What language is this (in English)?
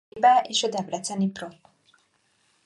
Hungarian